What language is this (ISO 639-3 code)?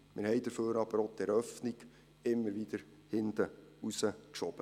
gsw